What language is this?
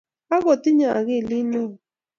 Kalenjin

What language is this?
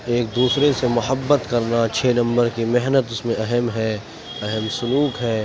Urdu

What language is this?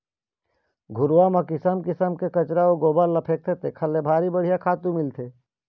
Chhattisgarhi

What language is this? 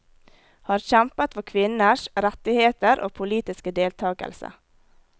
Norwegian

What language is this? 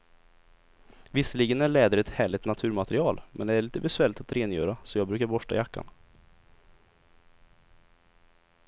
Swedish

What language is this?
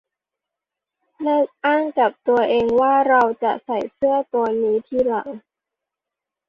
Thai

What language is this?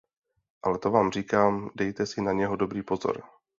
Czech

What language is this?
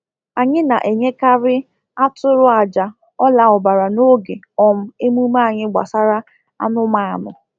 Igbo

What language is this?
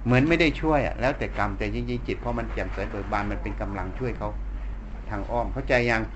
Thai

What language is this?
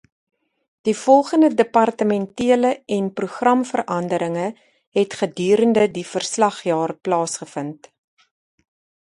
Afrikaans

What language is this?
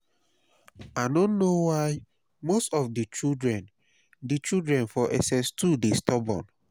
Nigerian Pidgin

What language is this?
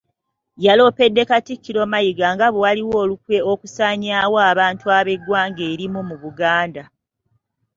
Ganda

